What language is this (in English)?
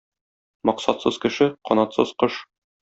Tatar